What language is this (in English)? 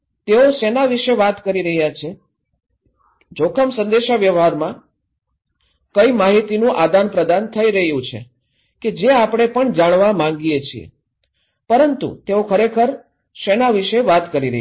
Gujarati